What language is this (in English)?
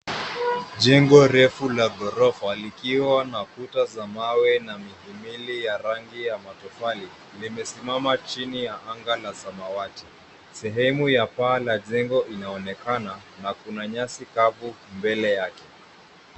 Swahili